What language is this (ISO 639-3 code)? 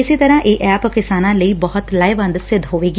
pan